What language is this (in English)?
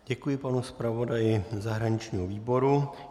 Czech